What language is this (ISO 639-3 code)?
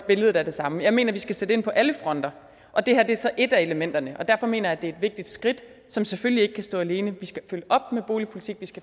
dan